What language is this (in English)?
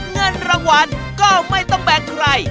Thai